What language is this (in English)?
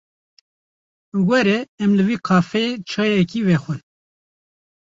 Kurdish